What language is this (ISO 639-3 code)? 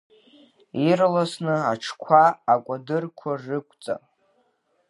abk